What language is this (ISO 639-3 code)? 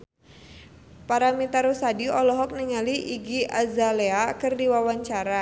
sun